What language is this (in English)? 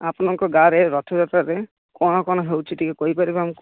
Odia